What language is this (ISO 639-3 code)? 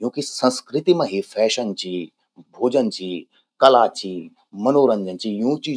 gbm